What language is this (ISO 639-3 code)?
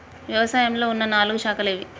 tel